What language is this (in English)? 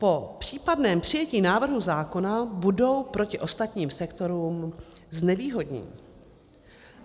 Czech